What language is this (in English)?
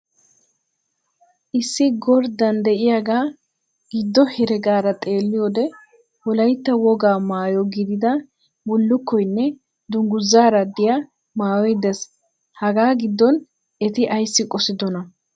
Wolaytta